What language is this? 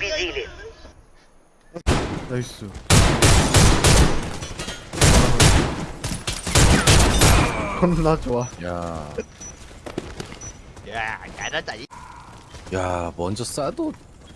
Korean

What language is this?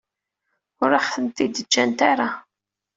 Kabyle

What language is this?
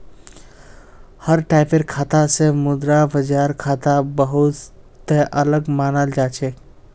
Magahi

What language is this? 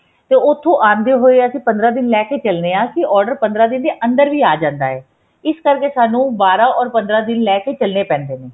Punjabi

